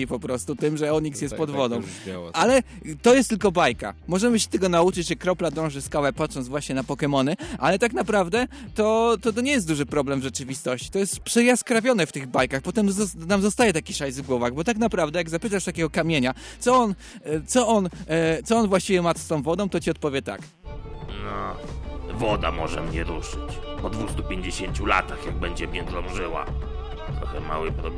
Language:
Polish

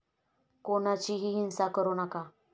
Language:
Marathi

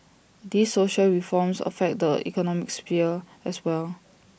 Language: English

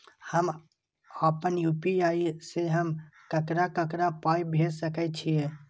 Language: Maithili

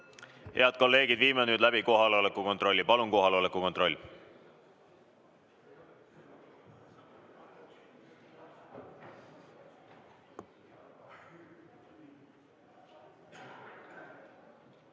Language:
Estonian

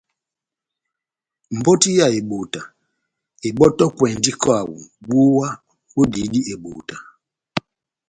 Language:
Batanga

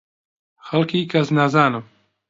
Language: Central Kurdish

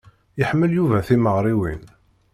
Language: Kabyle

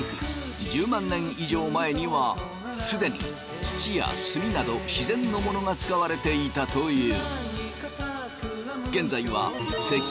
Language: Japanese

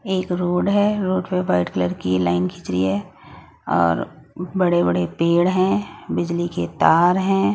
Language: Hindi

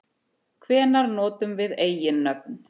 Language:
Icelandic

